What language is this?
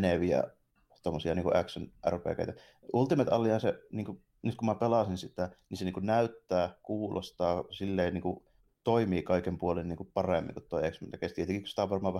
Finnish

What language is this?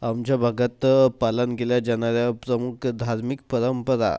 Marathi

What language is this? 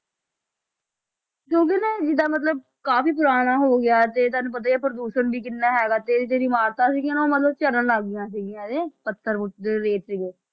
Punjabi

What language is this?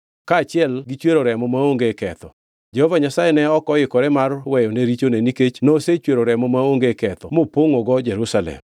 Luo (Kenya and Tanzania)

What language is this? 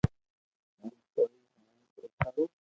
Loarki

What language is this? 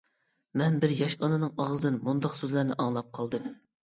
Uyghur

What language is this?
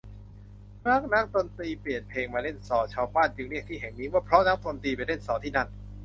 Thai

